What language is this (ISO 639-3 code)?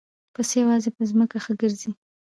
pus